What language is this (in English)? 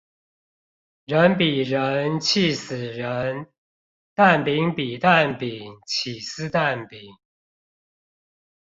Chinese